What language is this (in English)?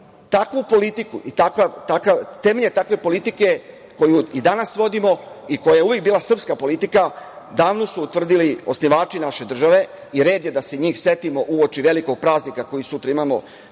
Serbian